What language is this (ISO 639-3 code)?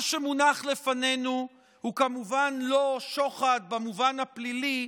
heb